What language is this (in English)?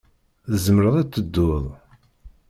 Kabyle